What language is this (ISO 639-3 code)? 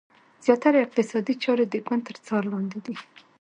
pus